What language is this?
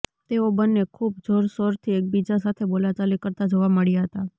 Gujarati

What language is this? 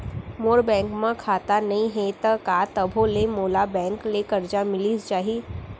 Chhattisgarhi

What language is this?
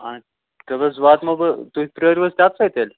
Kashmiri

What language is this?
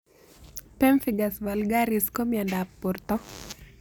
Kalenjin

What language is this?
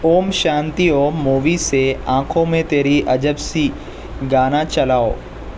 Urdu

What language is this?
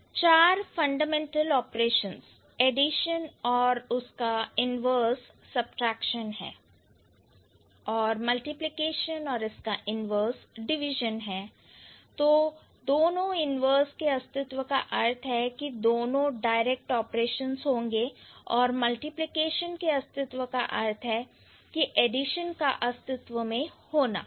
Hindi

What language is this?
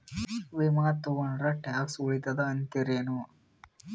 Kannada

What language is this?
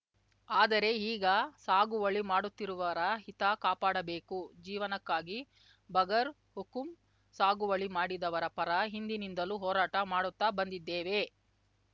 Kannada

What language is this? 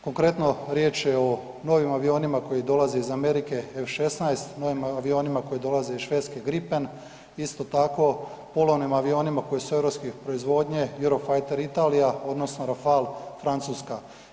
Croatian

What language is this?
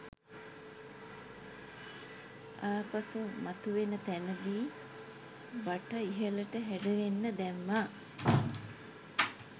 Sinhala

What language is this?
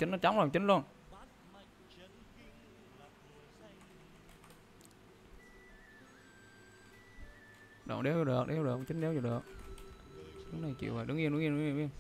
Vietnamese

